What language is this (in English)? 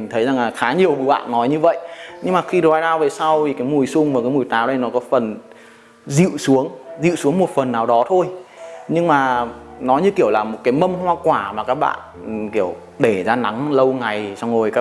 Vietnamese